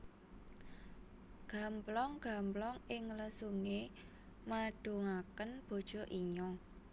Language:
Javanese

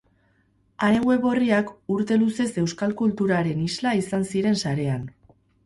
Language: Basque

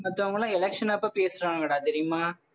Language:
Tamil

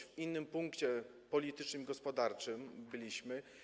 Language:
Polish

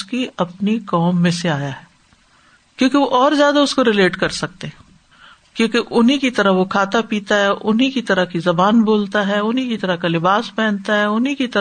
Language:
Urdu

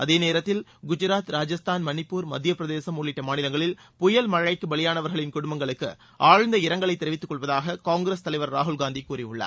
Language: Tamil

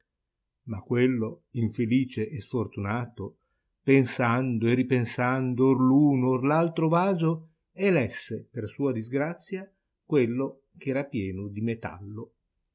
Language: Italian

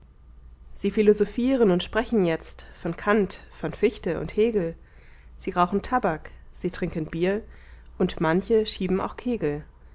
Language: German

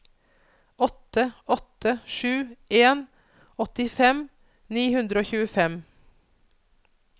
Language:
Norwegian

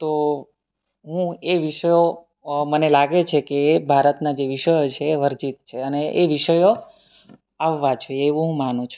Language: Gujarati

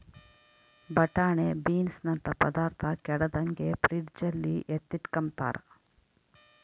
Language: Kannada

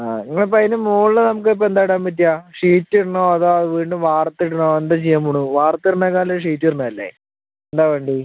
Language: Malayalam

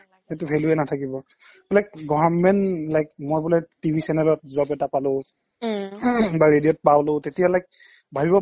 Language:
Assamese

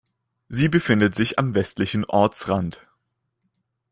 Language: German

